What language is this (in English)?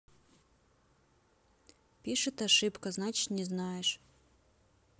Russian